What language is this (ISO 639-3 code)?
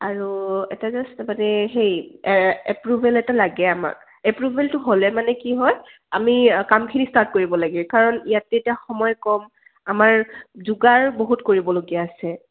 asm